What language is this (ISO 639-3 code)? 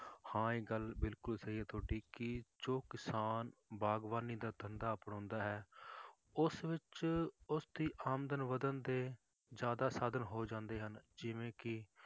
pan